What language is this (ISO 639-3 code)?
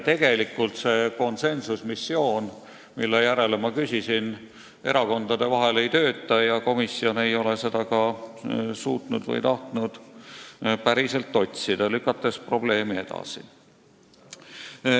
est